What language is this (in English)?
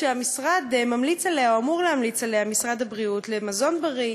Hebrew